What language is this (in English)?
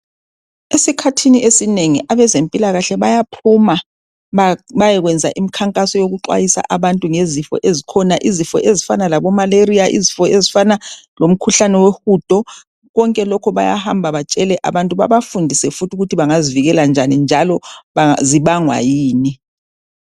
North Ndebele